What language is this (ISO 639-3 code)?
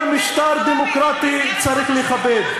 heb